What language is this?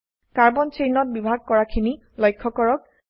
Assamese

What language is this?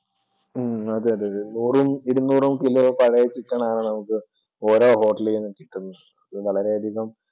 Malayalam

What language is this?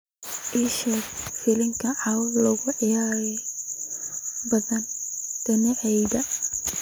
Somali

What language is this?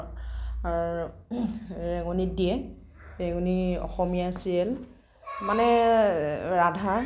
Assamese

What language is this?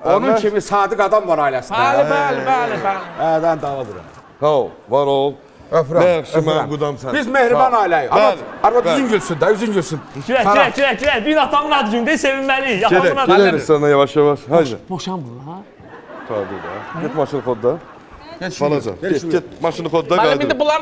Turkish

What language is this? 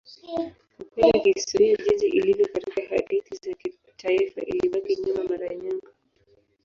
Swahili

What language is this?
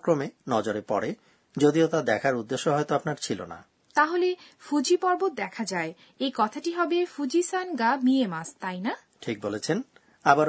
Bangla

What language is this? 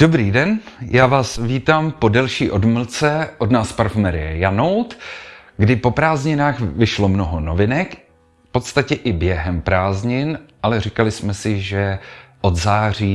Czech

